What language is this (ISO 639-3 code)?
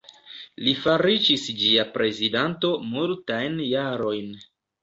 epo